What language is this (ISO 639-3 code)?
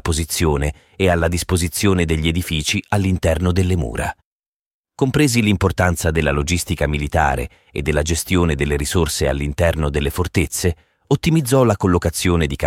ita